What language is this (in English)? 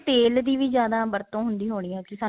Punjabi